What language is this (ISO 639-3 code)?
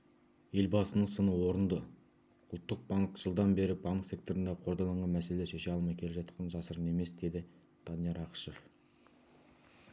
kaz